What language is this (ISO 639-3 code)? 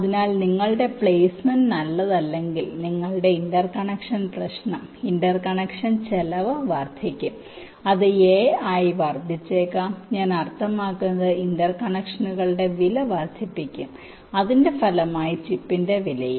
mal